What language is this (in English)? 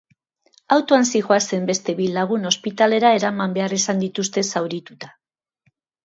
Basque